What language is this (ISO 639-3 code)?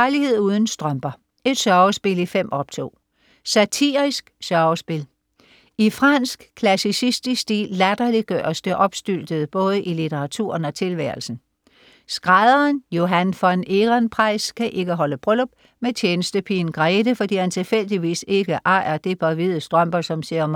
dan